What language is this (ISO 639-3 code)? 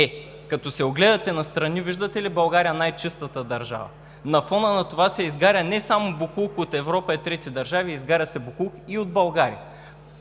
bul